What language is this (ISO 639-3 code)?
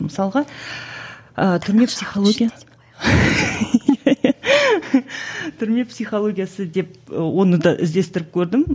kaz